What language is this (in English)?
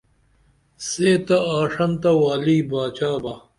Dameli